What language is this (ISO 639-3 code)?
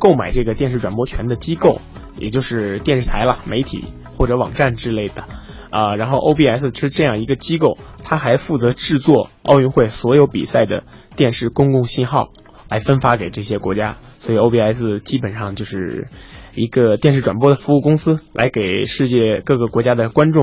zho